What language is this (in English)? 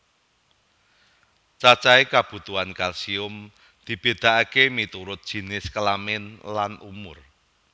Javanese